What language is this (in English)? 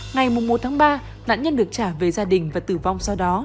Vietnamese